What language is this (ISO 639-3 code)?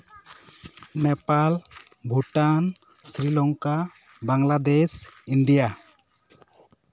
sat